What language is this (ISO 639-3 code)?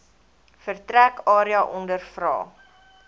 afr